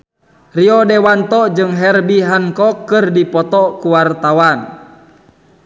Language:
Sundanese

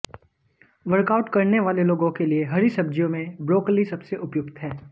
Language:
Hindi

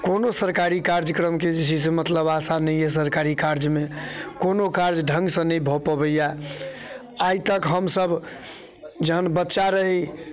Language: Maithili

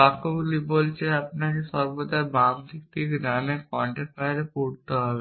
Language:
Bangla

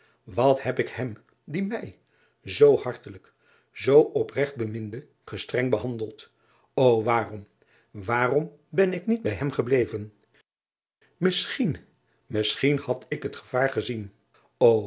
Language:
Dutch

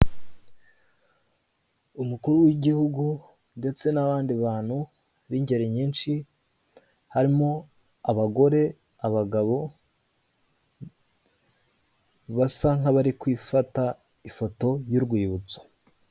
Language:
Kinyarwanda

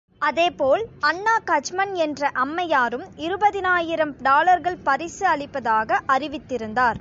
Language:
Tamil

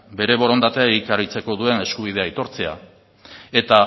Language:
Basque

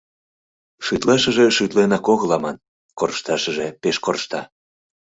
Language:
Mari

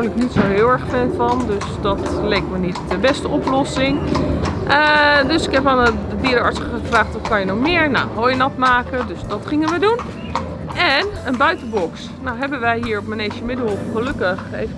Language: Dutch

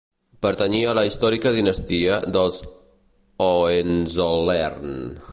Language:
Catalan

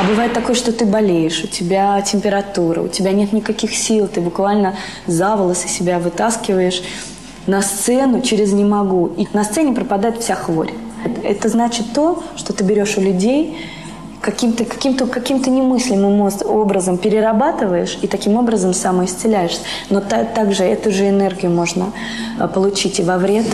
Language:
Russian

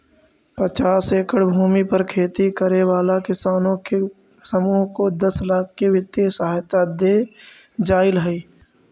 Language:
Magahi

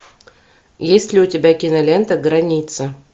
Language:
Russian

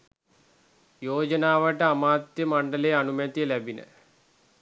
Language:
Sinhala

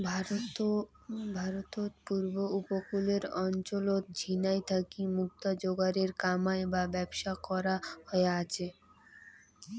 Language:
Bangla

